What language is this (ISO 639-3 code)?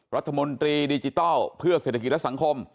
tha